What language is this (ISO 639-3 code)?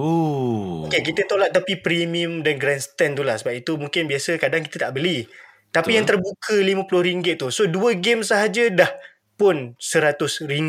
msa